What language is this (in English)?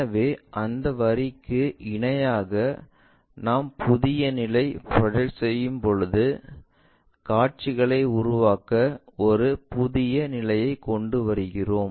Tamil